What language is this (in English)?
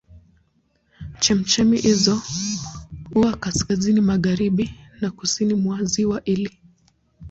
Swahili